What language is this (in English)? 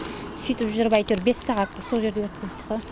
Kazakh